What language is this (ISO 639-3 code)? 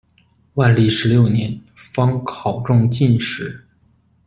zho